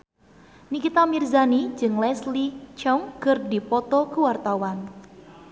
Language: Sundanese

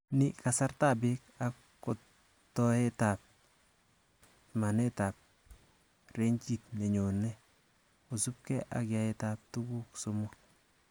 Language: Kalenjin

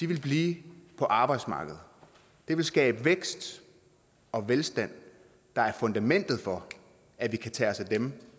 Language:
Danish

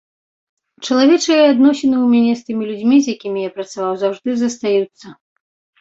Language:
Belarusian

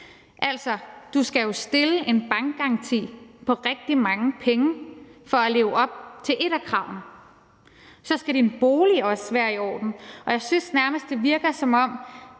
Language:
Danish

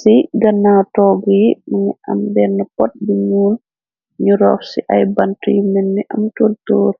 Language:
Wolof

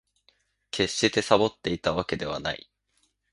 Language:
Japanese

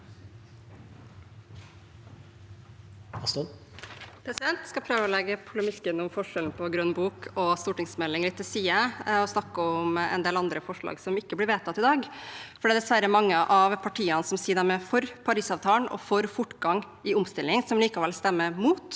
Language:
Norwegian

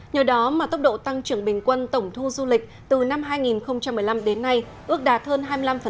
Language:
Vietnamese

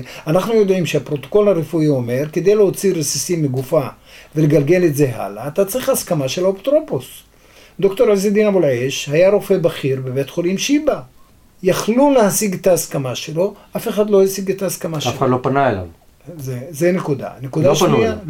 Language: Hebrew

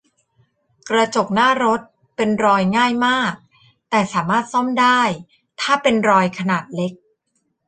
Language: Thai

